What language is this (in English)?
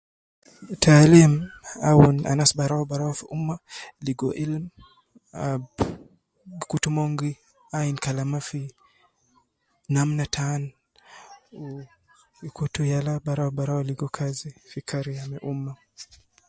Nubi